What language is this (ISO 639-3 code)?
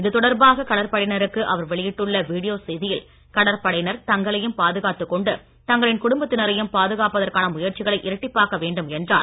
tam